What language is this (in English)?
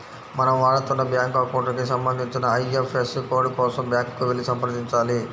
Telugu